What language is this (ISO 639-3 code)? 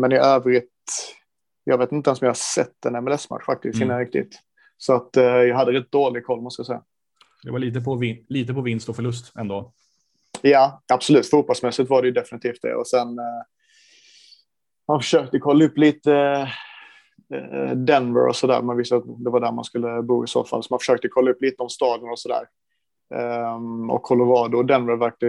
swe